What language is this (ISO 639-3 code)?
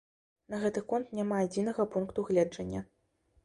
bel